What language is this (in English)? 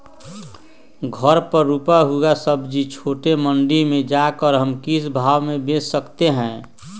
Magahi